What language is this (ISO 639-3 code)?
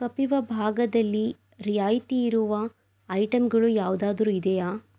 kan